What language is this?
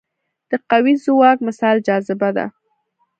Pashto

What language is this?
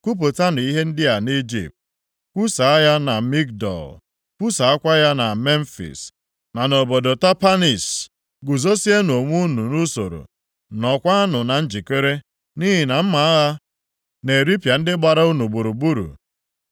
Igbo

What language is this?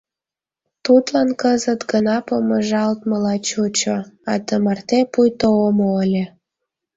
Mari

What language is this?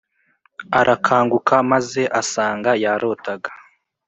Kinyarwanda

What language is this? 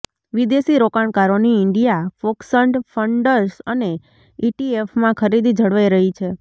Gujarati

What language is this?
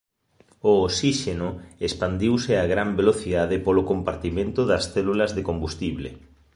Galician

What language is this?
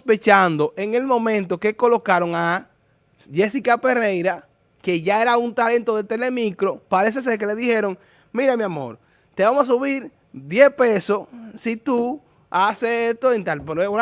Spanish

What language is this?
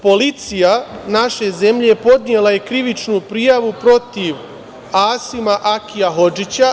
Serbian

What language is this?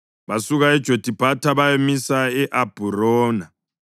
North Ndebele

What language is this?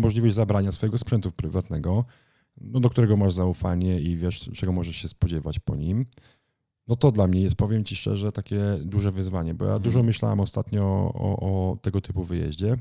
Polish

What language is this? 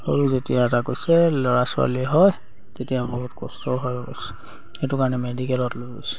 Assamese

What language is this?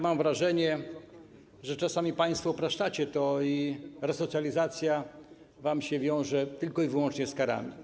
Polish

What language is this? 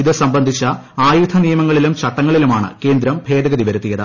Malayalam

